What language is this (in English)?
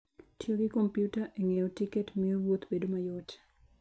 Luo (Kenya and Tanzania)